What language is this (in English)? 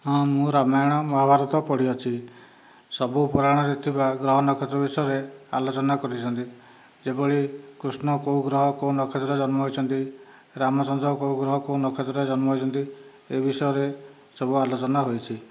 Odia